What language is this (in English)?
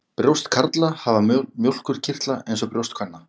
Icelandic